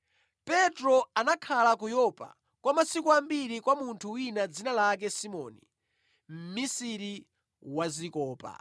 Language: Nyanja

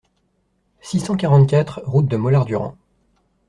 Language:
French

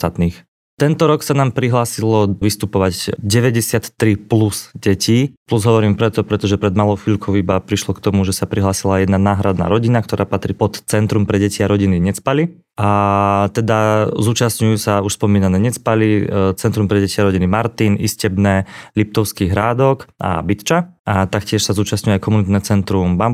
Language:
Slovak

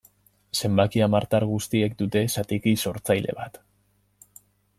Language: Basque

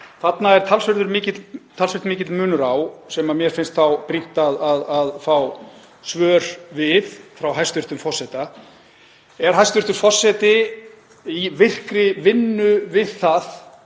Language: Icelandic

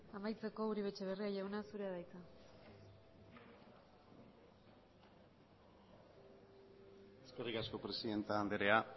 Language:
Basque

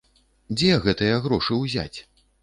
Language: Belarusian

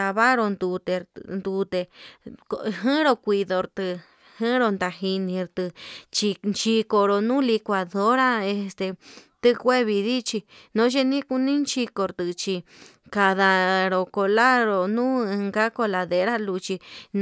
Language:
Yutanduchi Mixtec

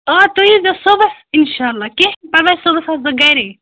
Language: Kashmiri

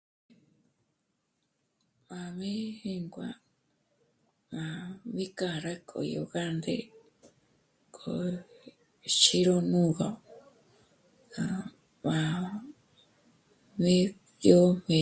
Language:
Michoacán Mazahua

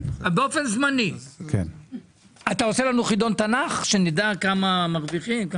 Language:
Hebrew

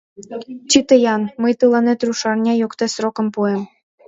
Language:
Mari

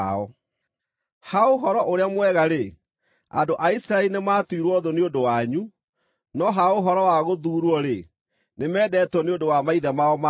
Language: Kikuyu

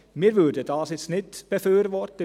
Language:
Swiss German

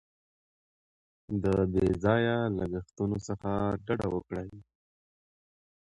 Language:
Pashto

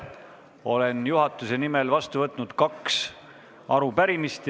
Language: Estonian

